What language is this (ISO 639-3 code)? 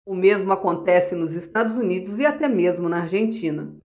por